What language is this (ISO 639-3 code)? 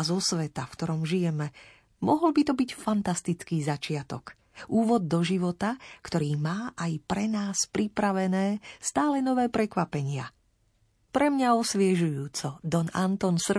slk